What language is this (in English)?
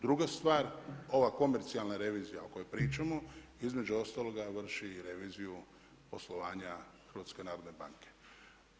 Croatian